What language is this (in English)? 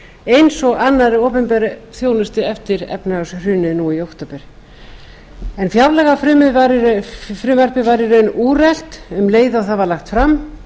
Icelandic